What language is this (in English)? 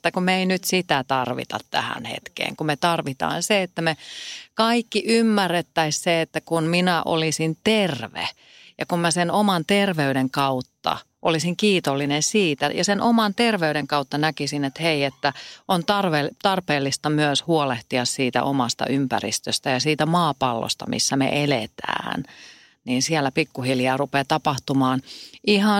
Finnish